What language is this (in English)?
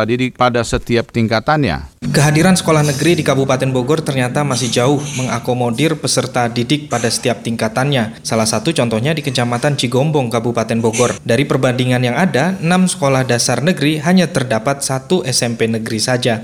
Indonesian